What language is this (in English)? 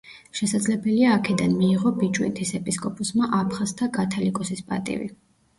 Georgian